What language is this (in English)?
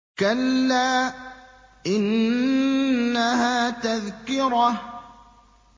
Arabic